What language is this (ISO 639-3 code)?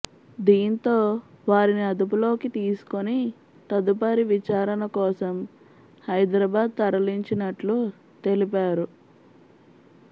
tel